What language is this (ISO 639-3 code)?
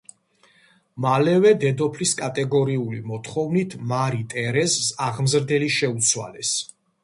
kat